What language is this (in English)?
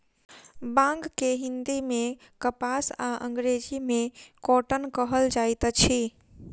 Maithili